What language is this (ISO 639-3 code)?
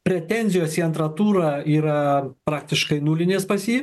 lit